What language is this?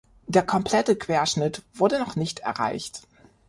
German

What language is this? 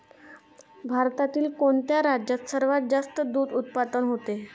Marathi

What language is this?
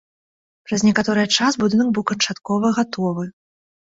Belarusian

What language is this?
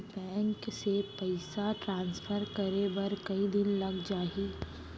Chhattisgarhi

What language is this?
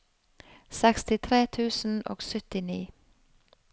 Norwegian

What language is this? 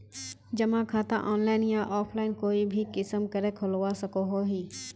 Magahi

